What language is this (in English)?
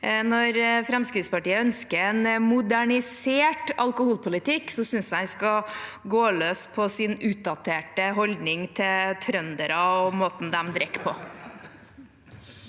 Norwegian